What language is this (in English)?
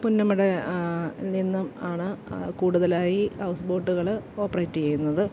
Malayalam